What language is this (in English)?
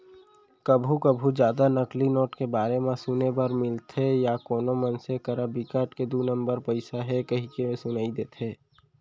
Chhattisgarhi